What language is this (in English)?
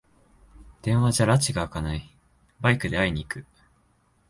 Japanese